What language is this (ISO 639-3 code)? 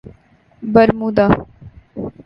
urd